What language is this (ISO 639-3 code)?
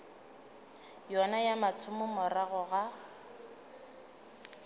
nso